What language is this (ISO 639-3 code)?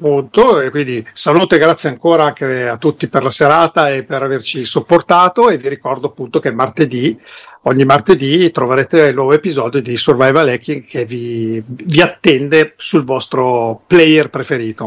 ita